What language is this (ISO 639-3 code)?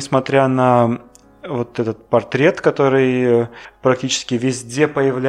rus